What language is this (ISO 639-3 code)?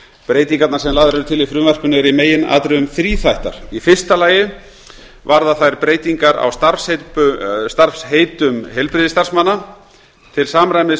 isl